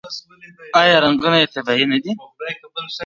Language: Pashto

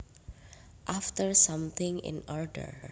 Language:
Javanese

